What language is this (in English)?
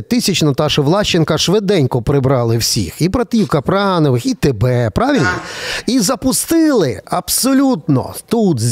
Ukrainian